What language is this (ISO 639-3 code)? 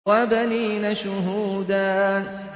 ara